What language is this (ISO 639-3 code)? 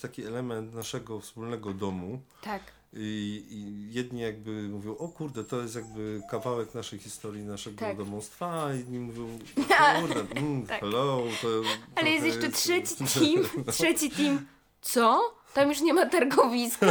pol